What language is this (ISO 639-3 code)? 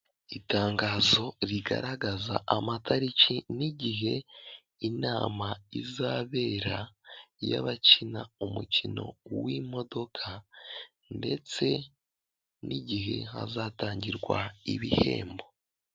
kin